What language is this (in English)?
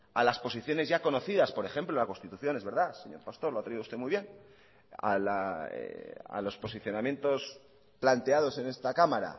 Spanish